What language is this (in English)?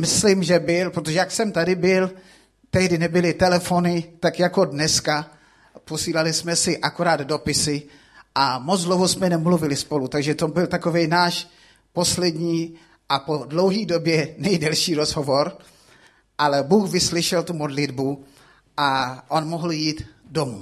Czech